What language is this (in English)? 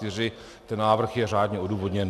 Czech